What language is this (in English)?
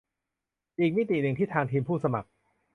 Thai